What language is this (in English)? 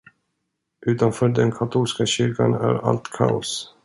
Swedish